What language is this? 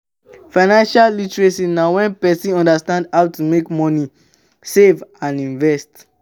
Nigerian Pidgin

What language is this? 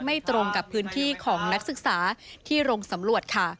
Thai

